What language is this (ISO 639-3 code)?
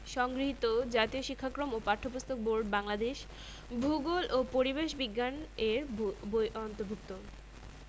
ben